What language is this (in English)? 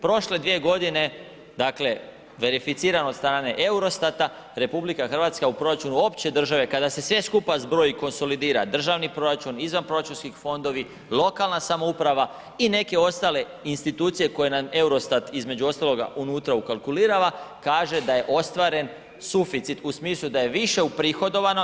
Croatian